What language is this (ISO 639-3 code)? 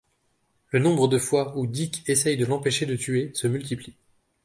fra